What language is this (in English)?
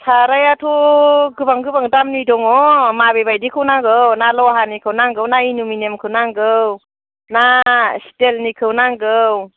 Bodo